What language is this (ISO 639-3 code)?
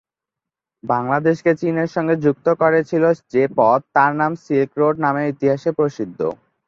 ben